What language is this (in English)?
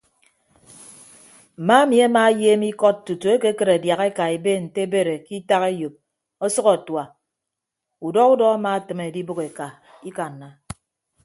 Ibibio